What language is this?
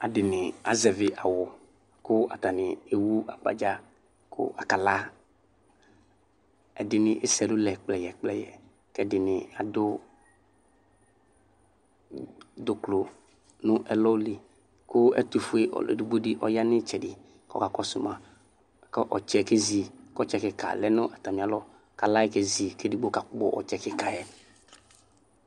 Ikposo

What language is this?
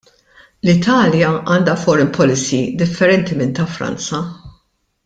Maltese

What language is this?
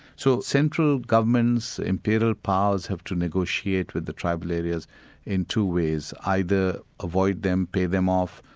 English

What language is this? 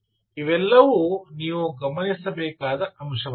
Kannada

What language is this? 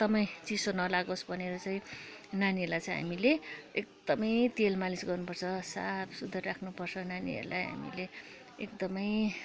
Nepali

